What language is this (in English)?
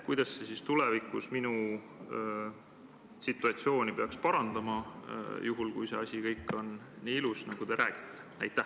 Estonian